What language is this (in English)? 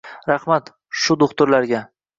Uzbek